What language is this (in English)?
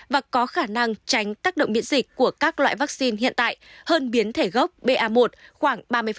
Vietnamese